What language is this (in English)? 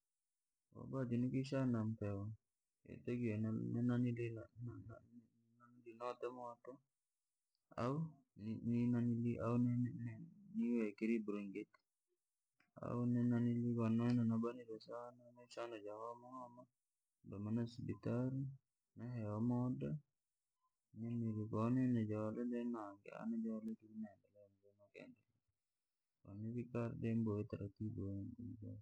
Langi